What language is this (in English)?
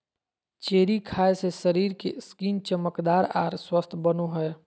Magahi